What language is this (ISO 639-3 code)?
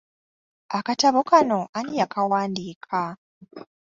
lug